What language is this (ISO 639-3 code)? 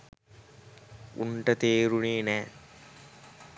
sin